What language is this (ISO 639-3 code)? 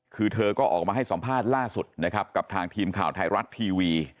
tha